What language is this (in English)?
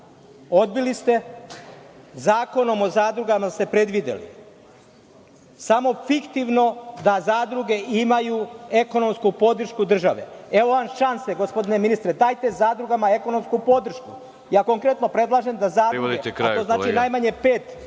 Serbian